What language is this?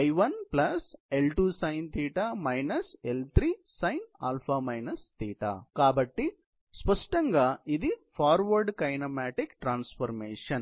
Telugu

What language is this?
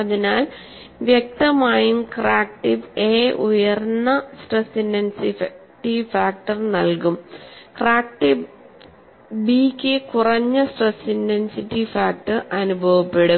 Malayalam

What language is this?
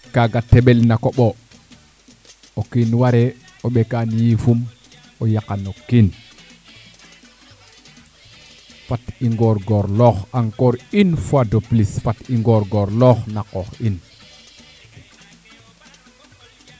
Serer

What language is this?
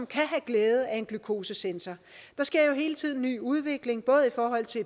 Danish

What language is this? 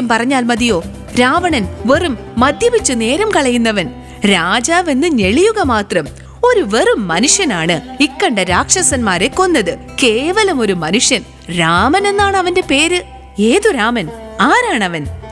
Malayalam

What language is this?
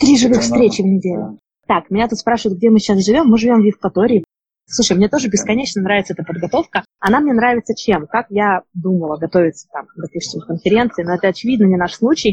Russian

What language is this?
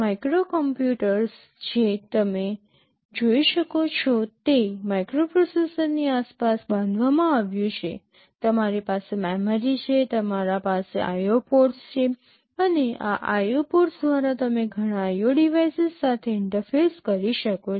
Gujarati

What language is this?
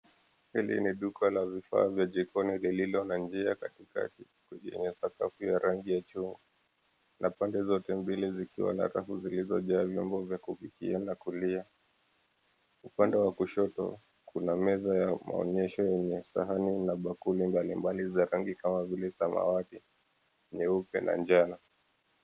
Swahili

